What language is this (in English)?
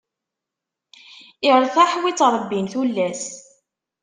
Kabyle